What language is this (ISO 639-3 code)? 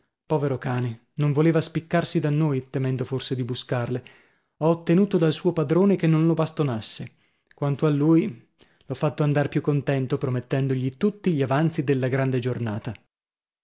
ita